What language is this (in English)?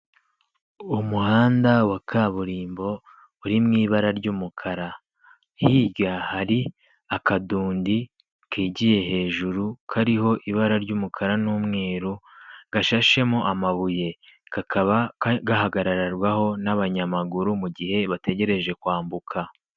Kinyarwanda